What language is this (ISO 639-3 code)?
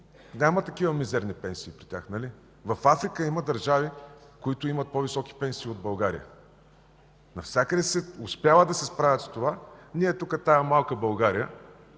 bul